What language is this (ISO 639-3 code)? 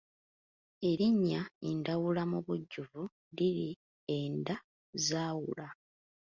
lug